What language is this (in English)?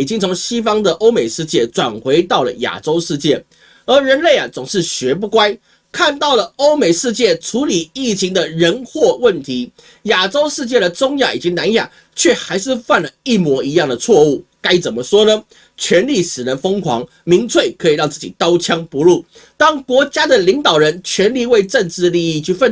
Chinese